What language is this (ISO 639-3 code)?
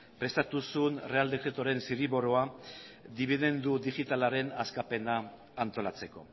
eus